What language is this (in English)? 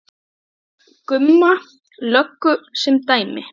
Icelandic